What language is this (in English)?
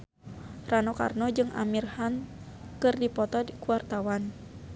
Sundanese